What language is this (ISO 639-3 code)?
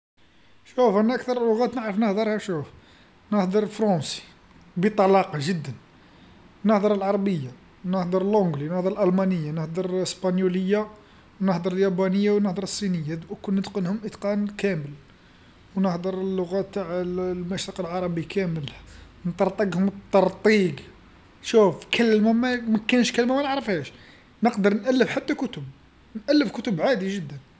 arq